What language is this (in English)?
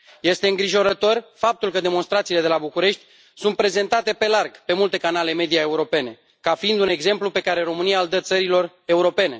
Romanian